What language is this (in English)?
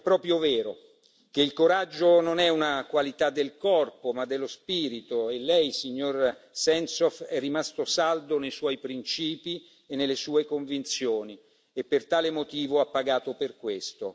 Italian